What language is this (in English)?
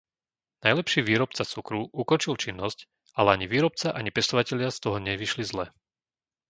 Slovak